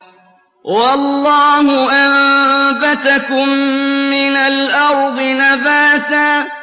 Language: Arabic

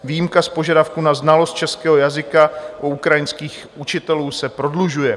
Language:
Czech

